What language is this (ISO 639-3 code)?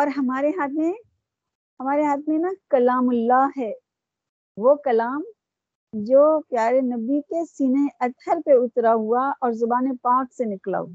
urd